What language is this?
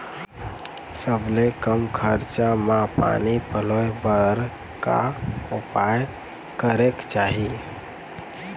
Chhattisgarhi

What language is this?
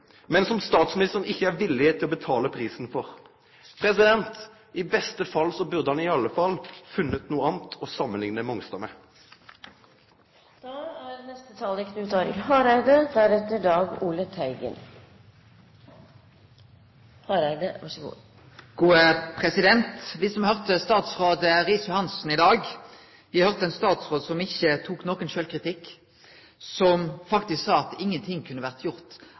Norwegian Nynorsk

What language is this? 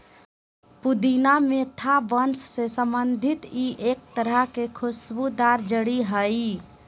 Magahi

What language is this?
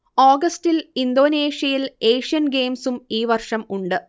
Malayalam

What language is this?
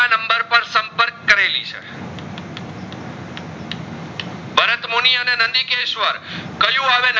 Gujarati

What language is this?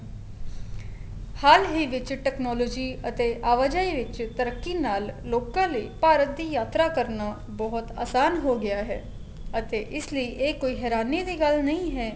Punjabi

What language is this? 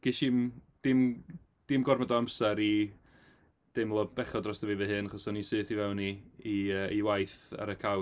Welsh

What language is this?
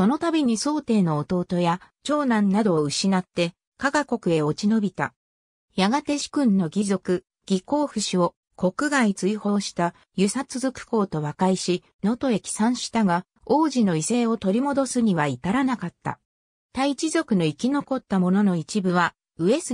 Japanese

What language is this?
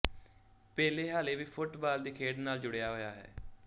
Punjabi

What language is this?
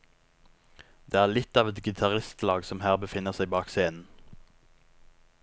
Norwegian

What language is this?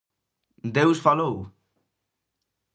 Galician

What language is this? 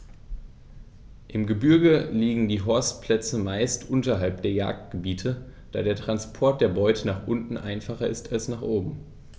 German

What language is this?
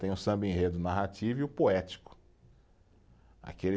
Portuguese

